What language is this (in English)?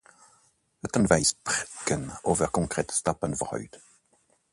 Dutch